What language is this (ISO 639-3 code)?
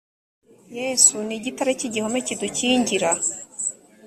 kin